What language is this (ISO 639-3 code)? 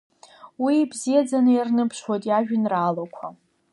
abk